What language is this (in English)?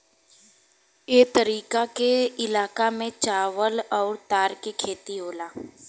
Bhojpuri